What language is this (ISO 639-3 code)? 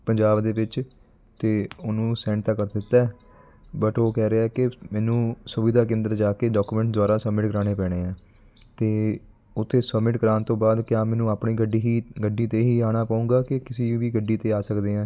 pan